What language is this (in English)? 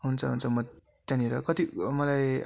Nepali